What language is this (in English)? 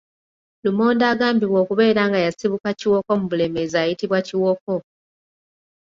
Ganda